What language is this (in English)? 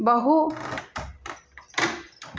Sanskrit